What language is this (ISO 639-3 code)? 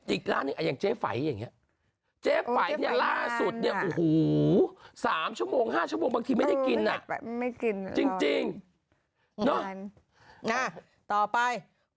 tha